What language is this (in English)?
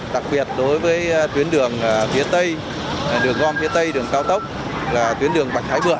Vietnamese